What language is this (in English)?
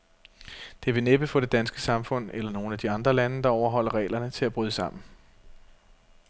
Danish